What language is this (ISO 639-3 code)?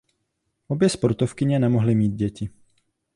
ces